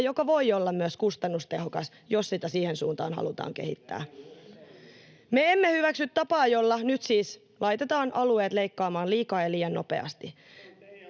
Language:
Finnish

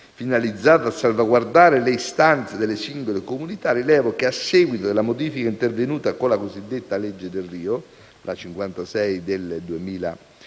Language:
Italian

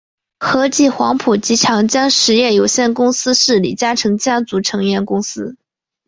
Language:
Chinese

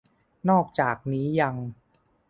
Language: Thai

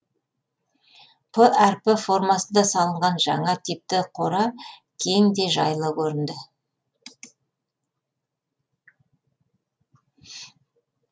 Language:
Kazakh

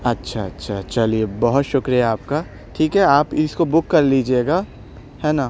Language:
Urdu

